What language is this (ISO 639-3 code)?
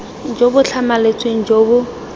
tsn